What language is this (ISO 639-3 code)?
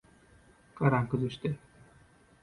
tuk